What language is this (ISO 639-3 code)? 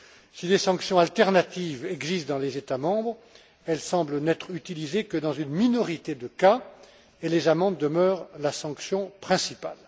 fra